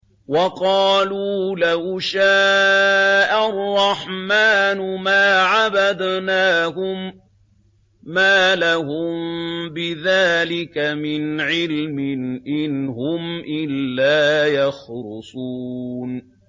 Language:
Arabic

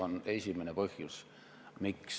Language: Estonian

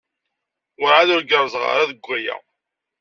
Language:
Kabyle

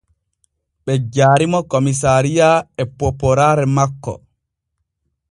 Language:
Borgu Fulfulde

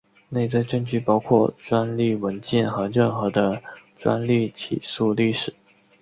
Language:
Chinese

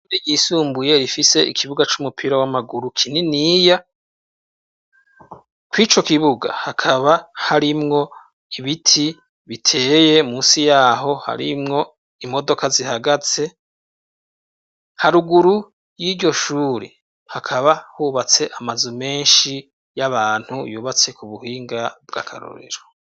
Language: Rundi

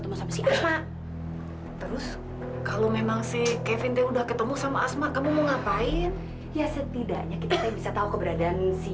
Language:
Indonesian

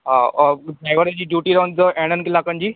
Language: Sindhi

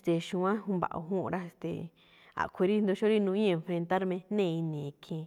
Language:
Malinaltepec Me'phaa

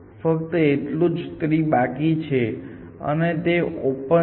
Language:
Gujarati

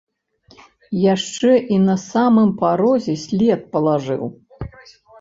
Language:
Belarusian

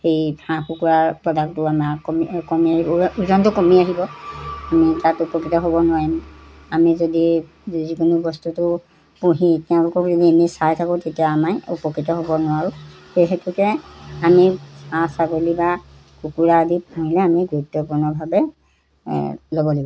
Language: Assamese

